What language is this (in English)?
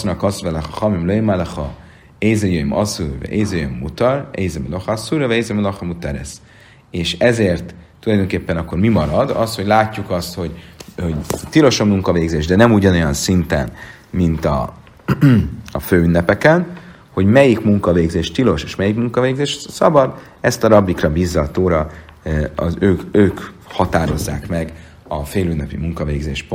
Hungarian